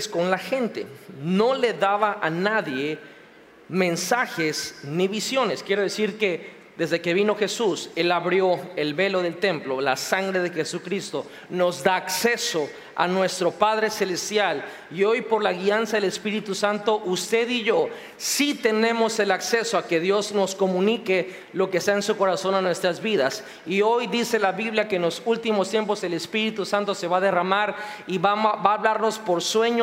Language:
Spanish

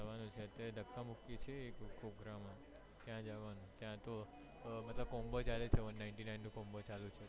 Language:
Gujarati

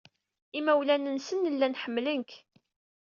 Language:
Kabyle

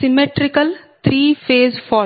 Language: Telugu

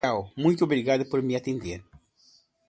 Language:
Portuguese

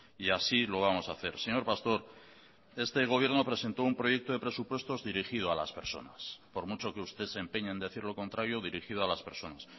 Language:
Spanish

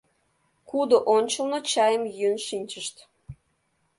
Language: Mari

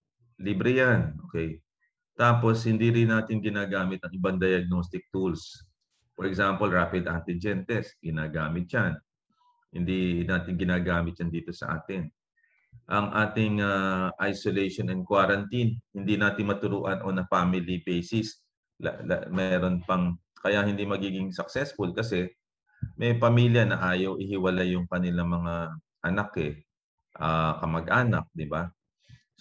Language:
Filipino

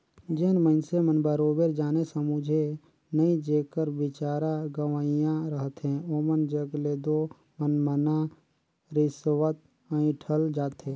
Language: Chhattisgarhi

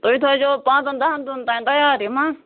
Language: Kashmiri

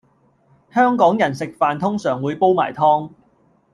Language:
Cantonese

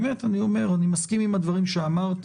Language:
Hebrew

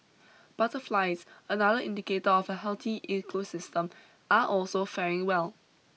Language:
English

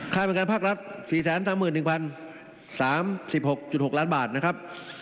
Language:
Thai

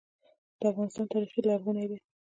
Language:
Pashto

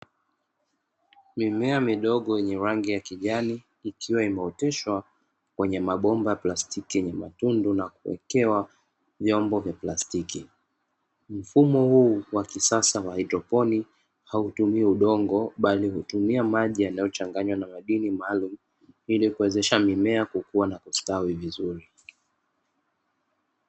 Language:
Swahili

